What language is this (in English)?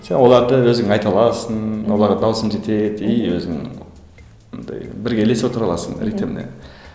Kazakh